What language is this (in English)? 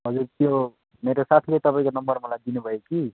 Nepali